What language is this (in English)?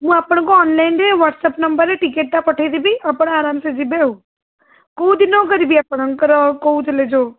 Odia